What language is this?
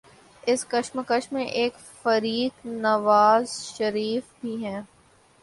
Urdu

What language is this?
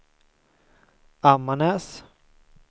Swedish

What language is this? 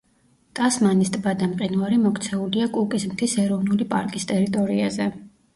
Georgian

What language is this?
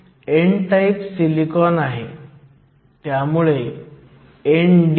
Marathi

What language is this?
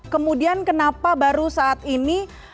Indonesian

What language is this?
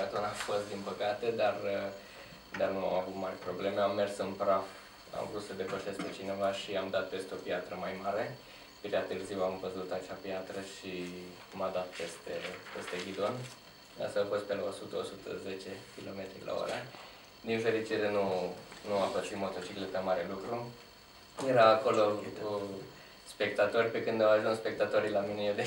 Romanian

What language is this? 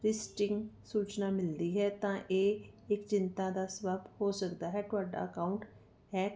Punjabi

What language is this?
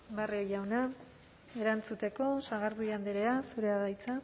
Basque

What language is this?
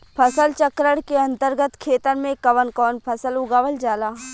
Bhojpuri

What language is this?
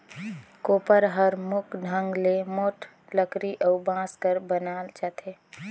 Chhattisgarhi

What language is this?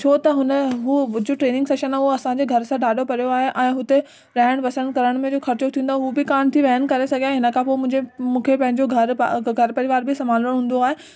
Sindhi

